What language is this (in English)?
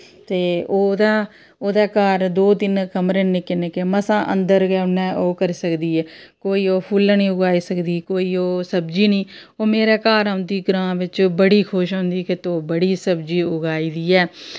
Dogri